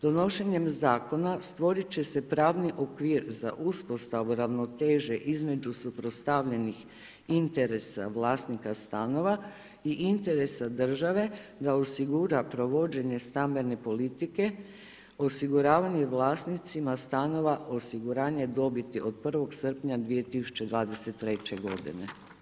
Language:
Croatian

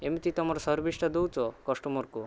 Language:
Odia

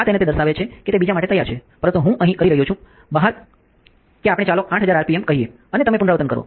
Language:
Gujarati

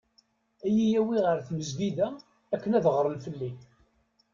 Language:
Kabyle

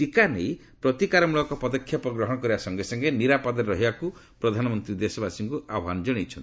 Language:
Odia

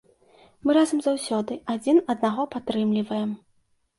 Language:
Belarusian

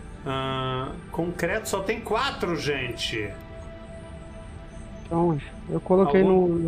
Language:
Portuguese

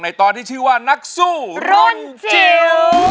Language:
Thai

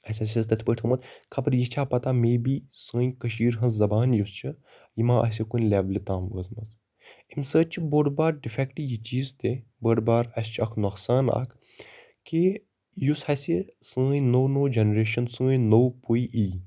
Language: Kashmiri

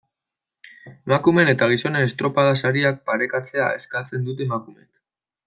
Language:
Basque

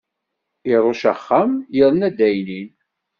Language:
Kabyle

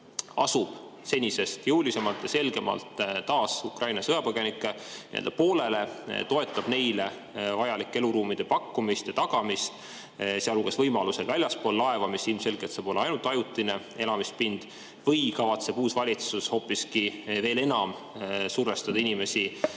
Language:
Estonian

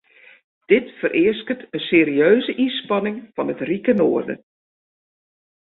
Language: Western Frisian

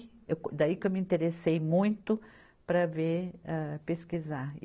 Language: Portuguese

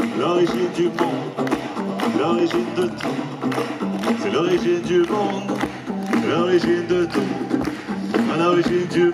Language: French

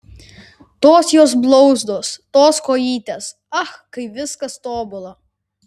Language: Lithuanian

